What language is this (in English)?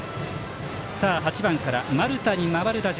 Japanese